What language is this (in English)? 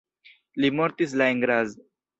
Esperanto